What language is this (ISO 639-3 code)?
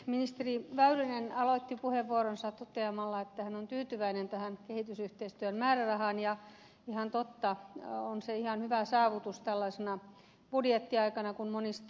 fin